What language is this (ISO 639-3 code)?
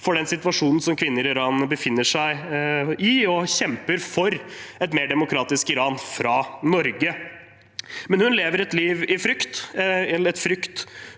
nor